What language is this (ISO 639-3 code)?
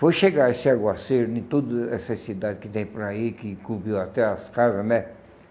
por